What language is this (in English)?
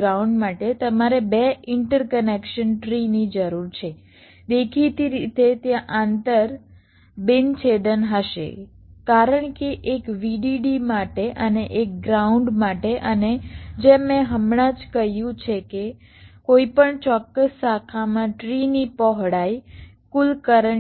Gujarati